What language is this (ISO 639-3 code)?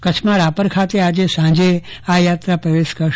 guj